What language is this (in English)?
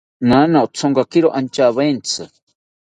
South Ucayali Ashéninka